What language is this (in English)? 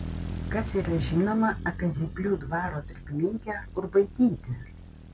Lithuanian